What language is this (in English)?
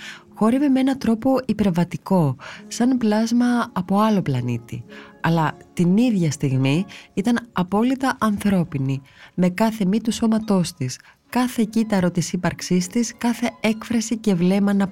Greek